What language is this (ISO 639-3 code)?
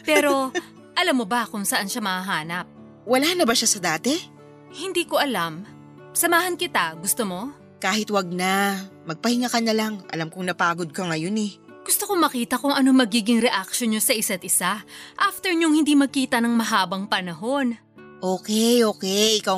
fil